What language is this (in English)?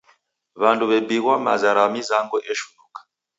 Taita